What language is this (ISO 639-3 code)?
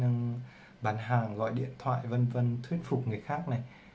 vie